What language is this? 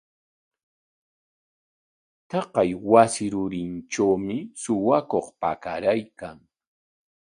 Corongo Ancash Quechua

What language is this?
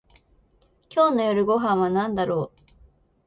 Japanese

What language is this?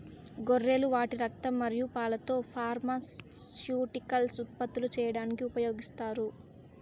Telugu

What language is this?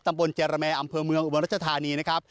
Thai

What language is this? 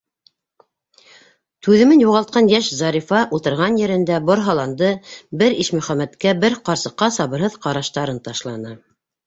Bashkir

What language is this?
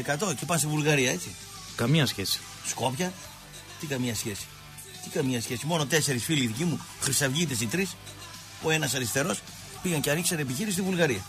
Greek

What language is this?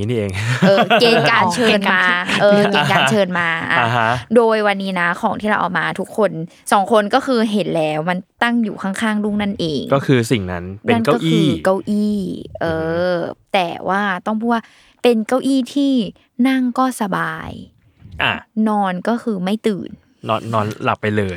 Thai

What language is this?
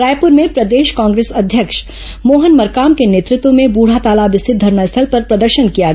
Hindi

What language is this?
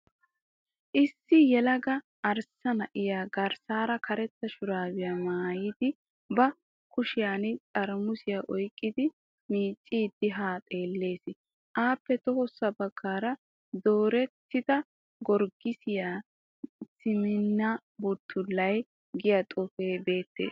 Wolaytta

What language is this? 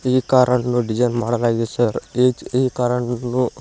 Kannada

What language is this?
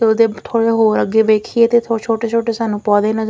Punjabi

